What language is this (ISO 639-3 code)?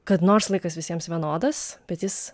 lit